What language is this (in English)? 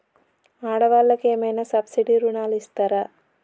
Telugu